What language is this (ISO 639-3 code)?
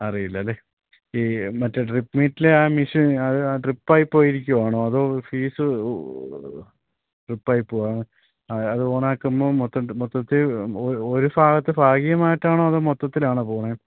mal